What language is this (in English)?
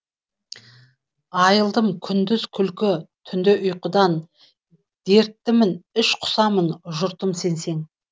Kazakh